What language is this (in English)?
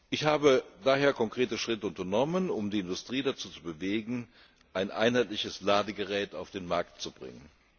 German